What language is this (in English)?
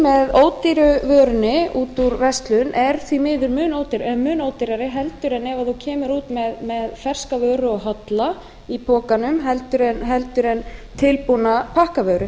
Icelandic